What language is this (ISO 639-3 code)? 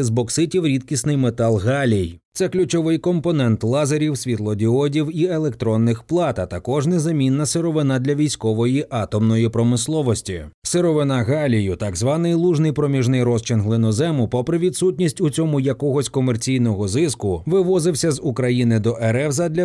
ukr